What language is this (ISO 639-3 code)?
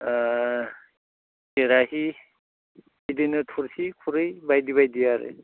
brx